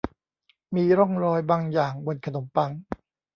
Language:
Thai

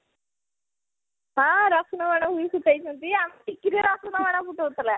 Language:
Odia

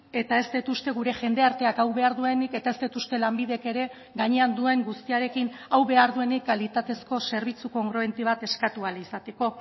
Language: Basque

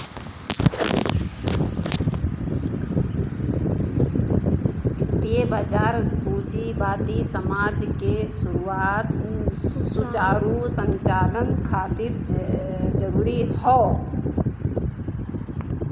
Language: Bhojpuri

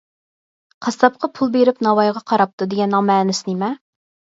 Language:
Uyghur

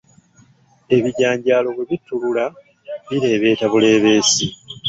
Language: Ganda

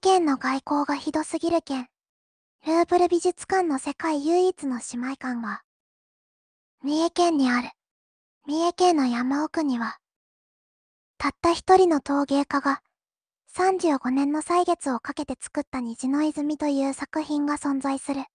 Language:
Japanese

